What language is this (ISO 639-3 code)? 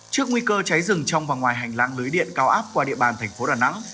vie